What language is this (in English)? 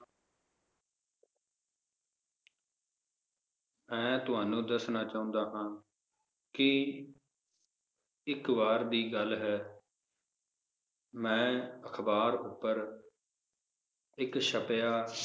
Punjabi